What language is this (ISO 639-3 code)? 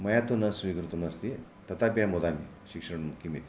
san